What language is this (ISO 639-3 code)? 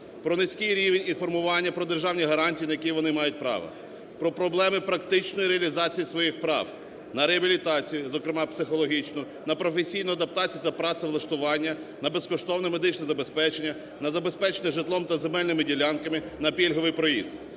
ukr